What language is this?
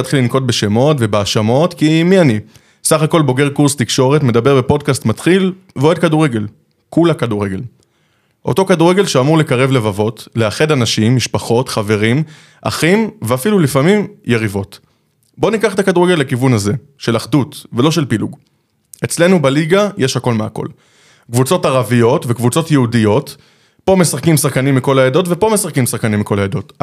Hebrew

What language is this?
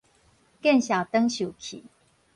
Min Nan Chinese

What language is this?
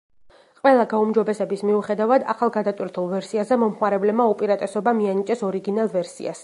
Georgian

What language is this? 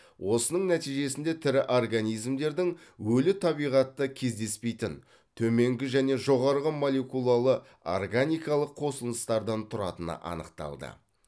Kazakh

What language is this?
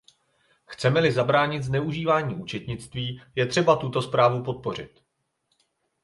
Czech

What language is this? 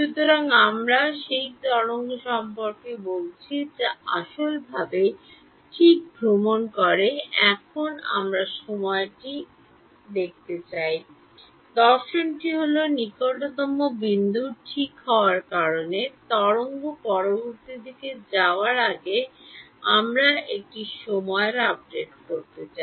Bangla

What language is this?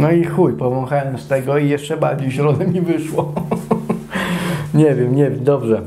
Polish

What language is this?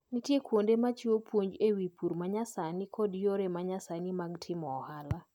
Luo (Kenya and Tanzania)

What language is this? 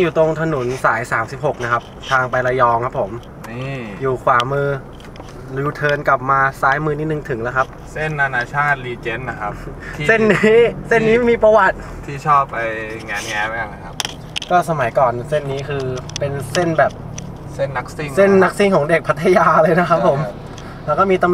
Thai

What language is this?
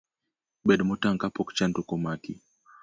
Luo (Kenya and Tanzania)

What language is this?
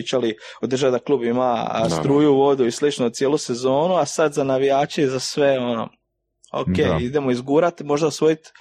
Croatian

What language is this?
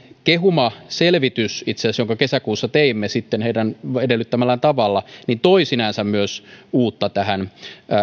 Finnish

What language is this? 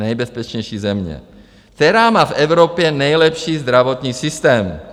Czech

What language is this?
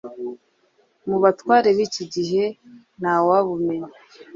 Kinyarwanda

